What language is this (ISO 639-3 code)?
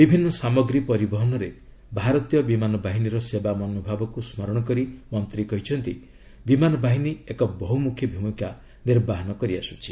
ori